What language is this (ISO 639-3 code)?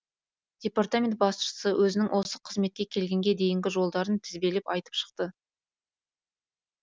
kaz